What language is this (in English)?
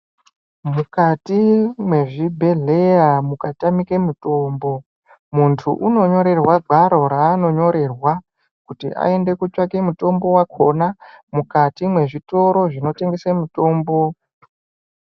Ndau